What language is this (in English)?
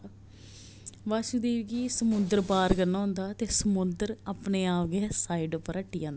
Dogri